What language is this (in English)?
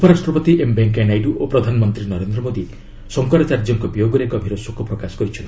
Odia